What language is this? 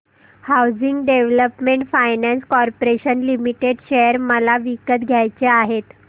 Marathi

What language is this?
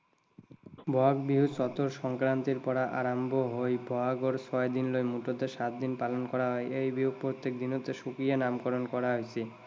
Assamese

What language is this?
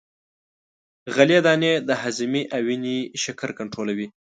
Pashto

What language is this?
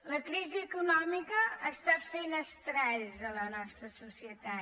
Catalan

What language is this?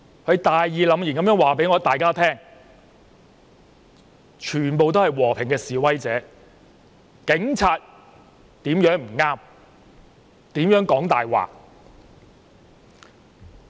Cantonese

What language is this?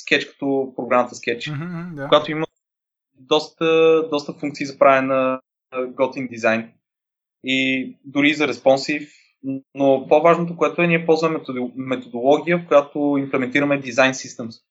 Bulgarian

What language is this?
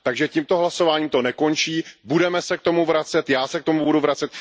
Czech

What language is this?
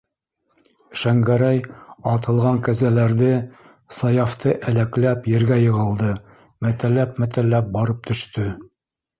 Bashkir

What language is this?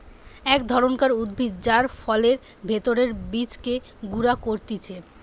Bangla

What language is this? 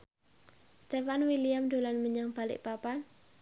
Javanese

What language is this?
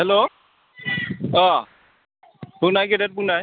Bodo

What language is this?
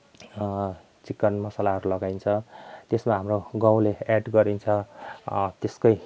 Nepali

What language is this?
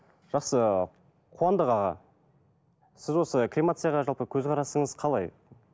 Kazakh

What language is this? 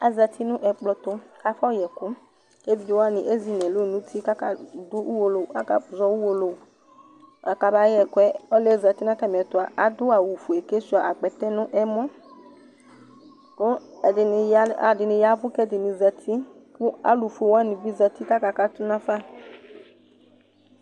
Ikposo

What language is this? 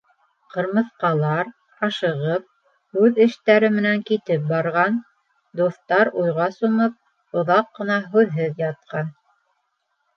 Bashkir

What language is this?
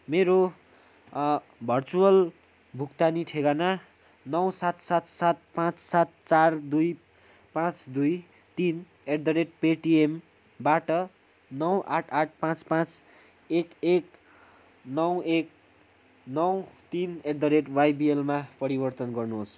Nepali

